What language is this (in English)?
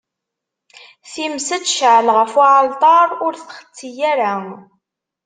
Kabyle